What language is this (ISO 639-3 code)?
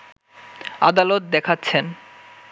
ben